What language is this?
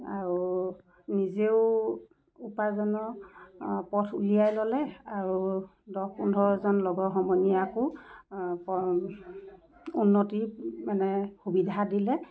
Assamese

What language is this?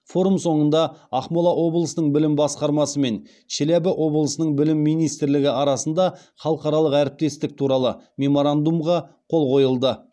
Kazakh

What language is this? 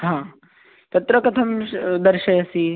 Sanskrit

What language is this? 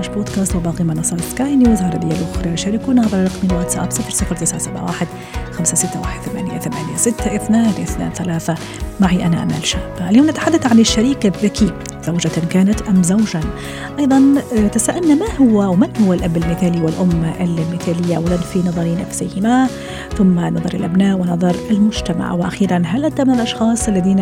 Arabic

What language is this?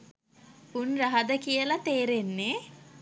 Sinhala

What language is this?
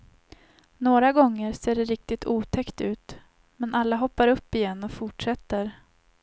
Swedish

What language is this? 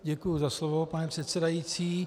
Czech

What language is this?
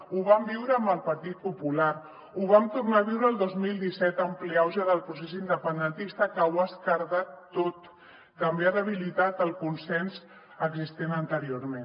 Catalan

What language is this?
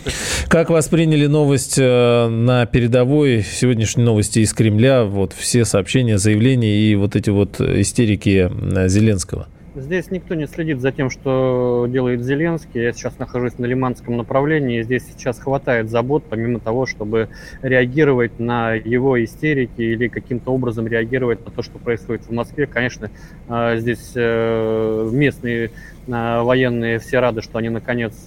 Russian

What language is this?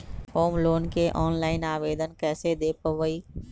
Magahi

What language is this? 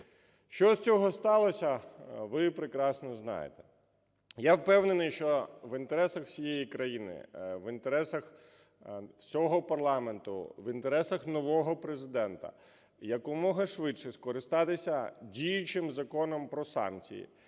Ukrainian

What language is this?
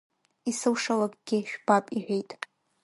Abkhazian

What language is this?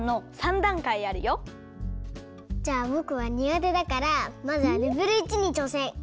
Japanese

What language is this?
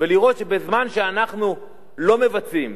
Hebrew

